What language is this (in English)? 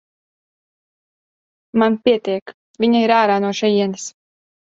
Latvian